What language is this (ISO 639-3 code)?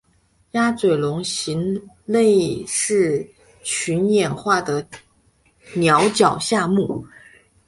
zho